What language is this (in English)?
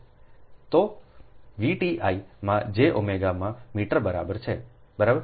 Gujarati